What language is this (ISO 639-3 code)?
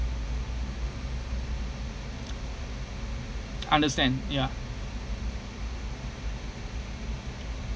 eng